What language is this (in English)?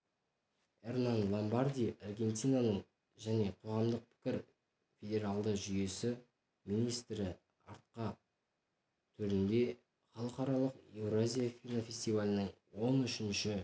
Kazakh